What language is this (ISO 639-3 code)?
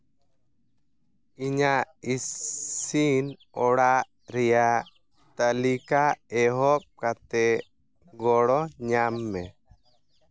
sat